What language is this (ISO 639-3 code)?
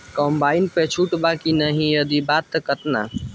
bho